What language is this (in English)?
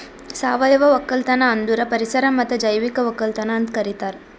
Kannada